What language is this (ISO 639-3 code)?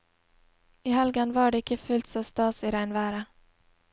nor